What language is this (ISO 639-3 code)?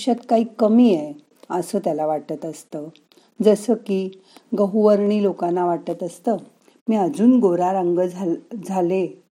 mar